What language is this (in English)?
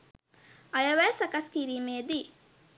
Sinhala